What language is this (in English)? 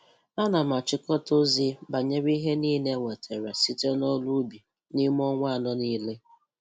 Igbo